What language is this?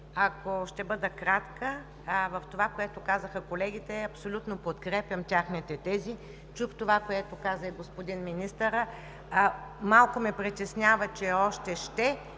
Bulgarian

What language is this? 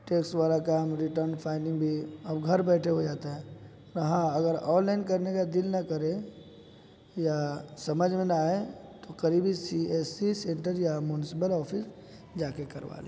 Urdu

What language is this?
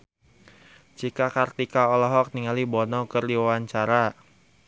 Sundanese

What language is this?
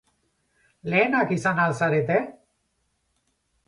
Basque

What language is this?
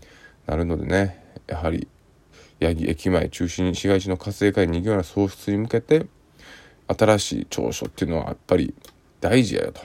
Japanese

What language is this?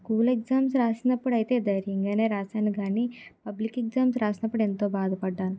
Telugu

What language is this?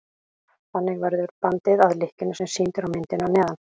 Icelandic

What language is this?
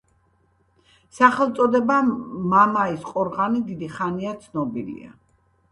Georgian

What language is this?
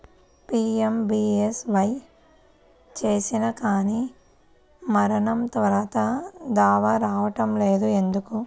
Telugu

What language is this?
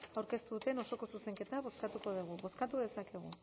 Basque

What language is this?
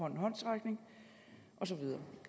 Danish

